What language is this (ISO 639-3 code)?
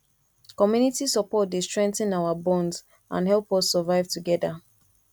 pcm